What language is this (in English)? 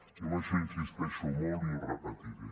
Catalan